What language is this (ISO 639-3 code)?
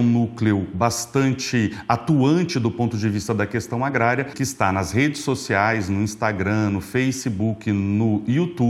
por